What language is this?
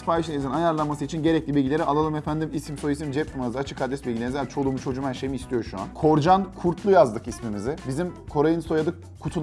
Turkish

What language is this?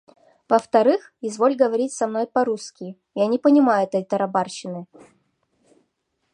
Mari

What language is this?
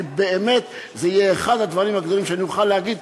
Hebrew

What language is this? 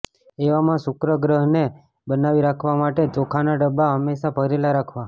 Gujarati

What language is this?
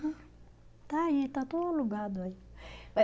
Portuguese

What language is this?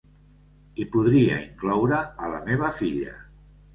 Catalan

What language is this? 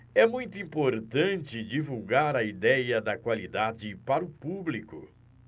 Portuguese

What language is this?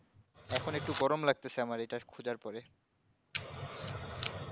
Bangla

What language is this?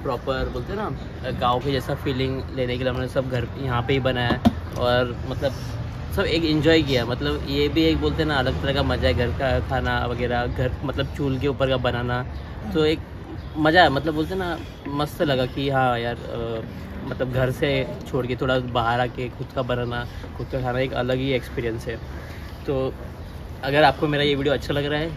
Hindi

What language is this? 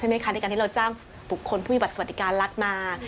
Thai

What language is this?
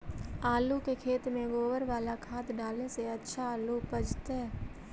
Magahi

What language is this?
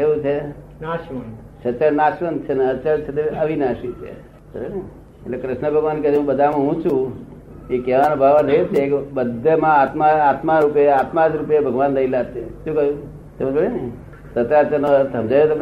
Gujarati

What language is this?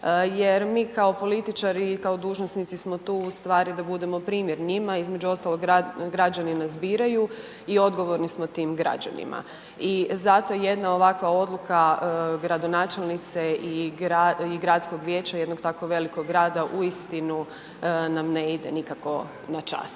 Croatian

